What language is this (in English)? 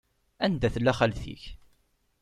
Kabyle